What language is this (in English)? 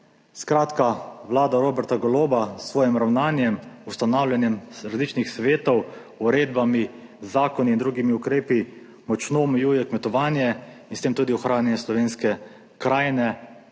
Slovenian